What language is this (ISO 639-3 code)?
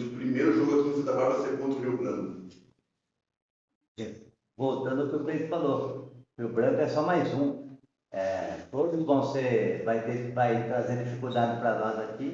por